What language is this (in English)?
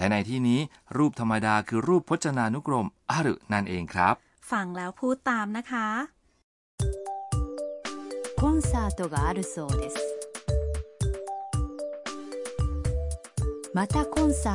Thai